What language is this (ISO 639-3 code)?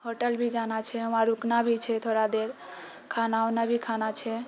mai